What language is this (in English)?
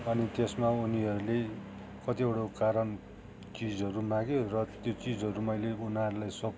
Nepali